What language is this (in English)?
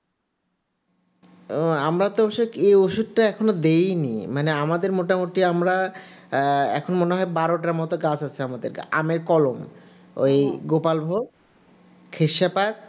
Bangla